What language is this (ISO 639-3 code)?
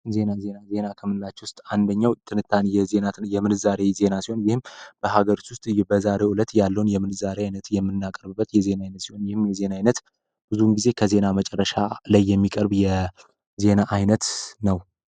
amh